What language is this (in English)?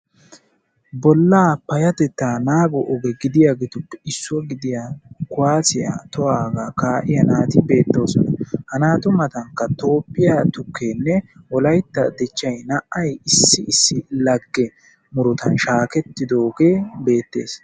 Wolaytta